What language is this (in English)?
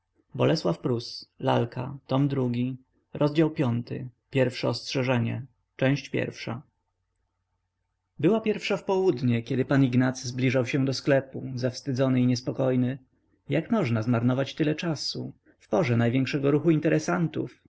Polish